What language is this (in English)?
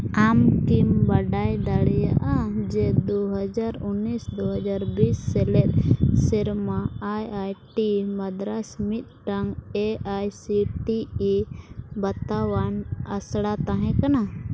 Santali